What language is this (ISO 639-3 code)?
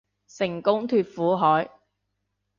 yue